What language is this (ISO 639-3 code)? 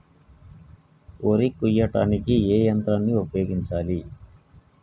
tel